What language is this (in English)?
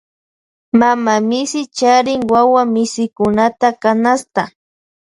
Loja Highland Quichua